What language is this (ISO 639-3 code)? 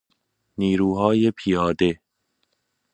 fas